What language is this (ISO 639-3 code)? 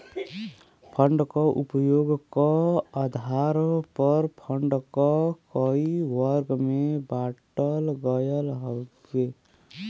bho